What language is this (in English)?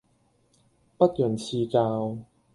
Cantonese